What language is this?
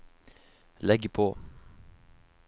Norwegian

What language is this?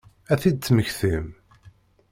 Kabyle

